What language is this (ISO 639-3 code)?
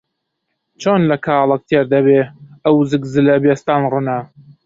ckb